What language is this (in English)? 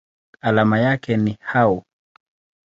Swahili